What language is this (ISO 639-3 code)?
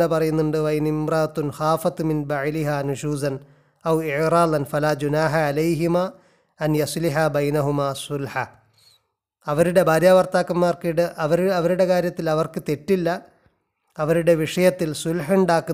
mal